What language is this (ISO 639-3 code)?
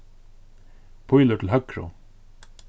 fao